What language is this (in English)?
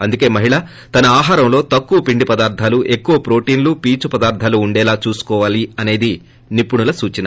Telugu